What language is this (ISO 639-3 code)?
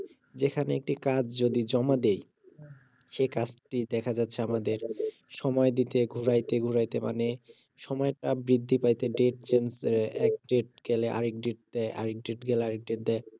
ben